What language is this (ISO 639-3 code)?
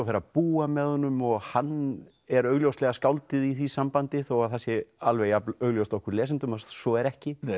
isl